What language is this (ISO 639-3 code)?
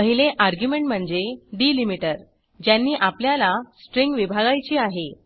mar